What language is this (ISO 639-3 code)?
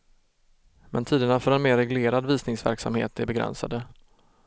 swe